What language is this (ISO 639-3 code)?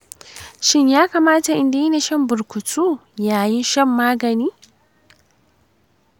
hau